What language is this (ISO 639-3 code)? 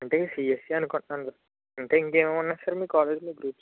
tel